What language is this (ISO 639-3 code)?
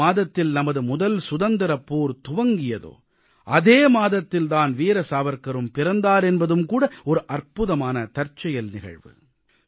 tam